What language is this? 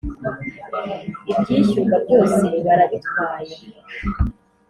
Kinyarwanda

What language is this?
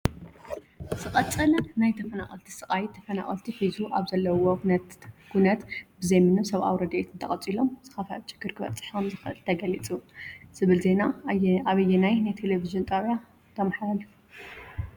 Tigrinya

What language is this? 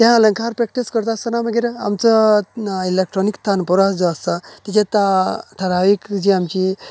Konkani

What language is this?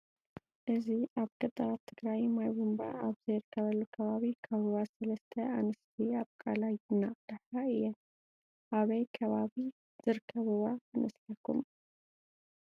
Tigrinya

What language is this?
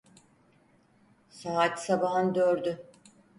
Turkish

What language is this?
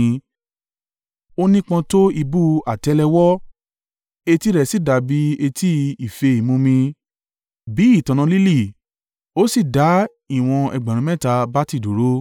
Yoruba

